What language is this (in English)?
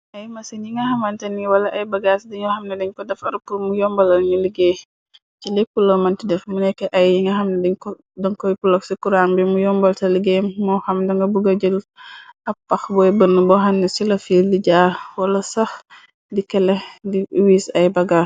Wolof